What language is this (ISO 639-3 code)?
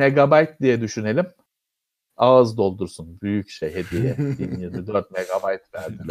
tur